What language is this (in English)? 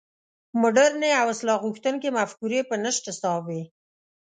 Pashto